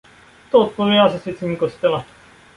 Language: Czech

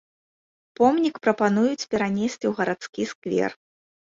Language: Belarusian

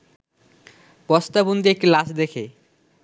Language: Bangla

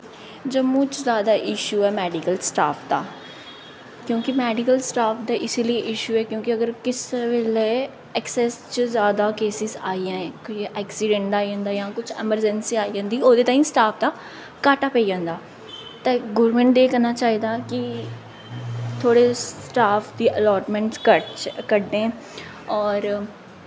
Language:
Dogri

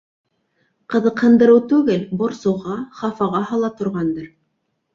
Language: Bashkir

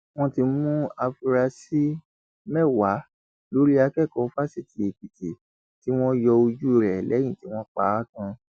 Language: Yoruba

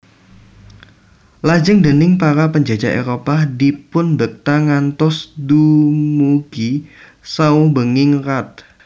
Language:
Javanese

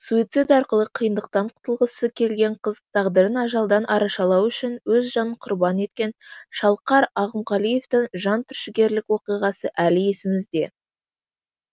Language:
Kazakh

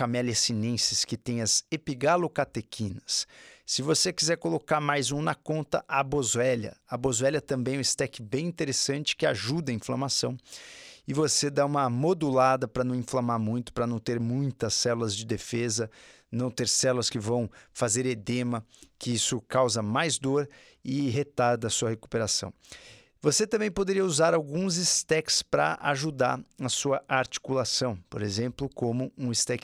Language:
Portuguese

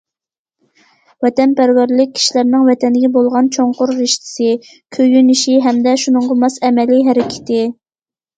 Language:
Uyghur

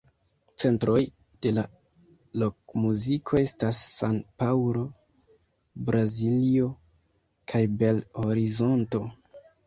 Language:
Esperanto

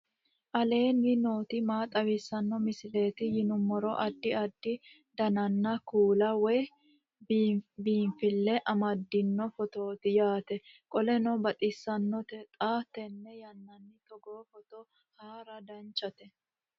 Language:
Sidamo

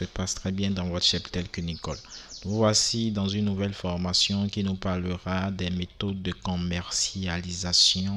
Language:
French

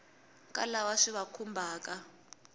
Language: Tsonga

